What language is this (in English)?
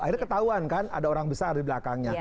Indonesian